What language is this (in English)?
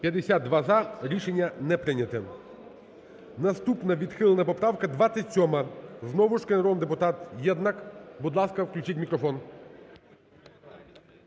Ukrainian